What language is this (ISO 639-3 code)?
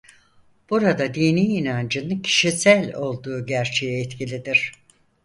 tur